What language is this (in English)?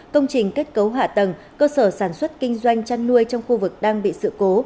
Vietnamese